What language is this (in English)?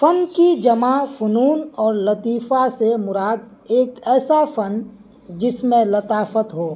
Urdu